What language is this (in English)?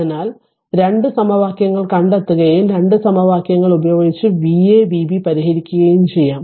Malayalam